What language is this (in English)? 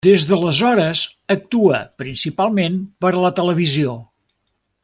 Catalan